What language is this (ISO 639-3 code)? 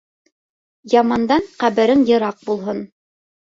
bak